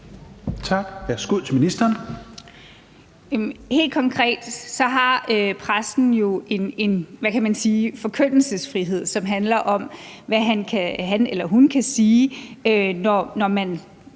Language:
Danish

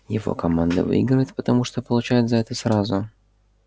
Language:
Russian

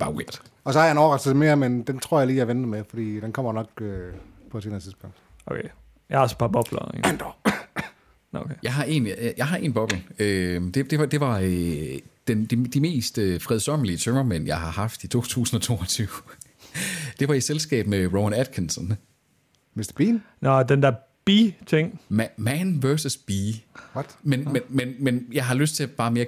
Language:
Danish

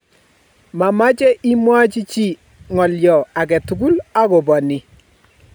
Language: Kalenjin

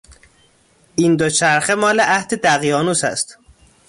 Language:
Persian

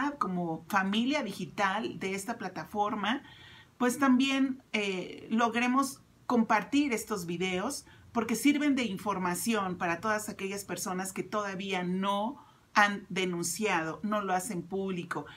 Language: Spanish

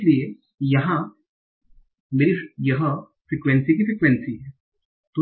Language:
Hindi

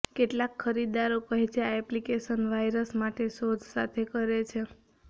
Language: Gujarati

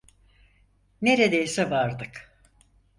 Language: Turkish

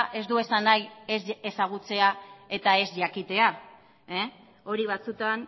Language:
Basque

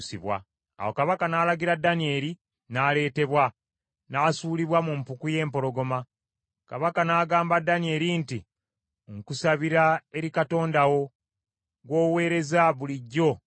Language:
Ganda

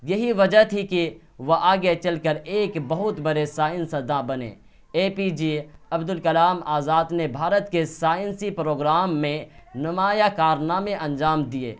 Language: Urdu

